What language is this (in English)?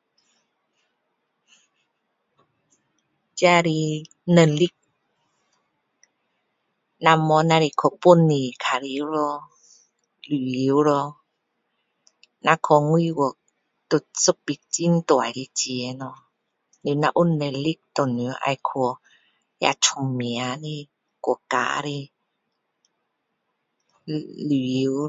Min Dong Chinese